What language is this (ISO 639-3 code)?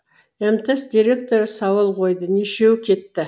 kaz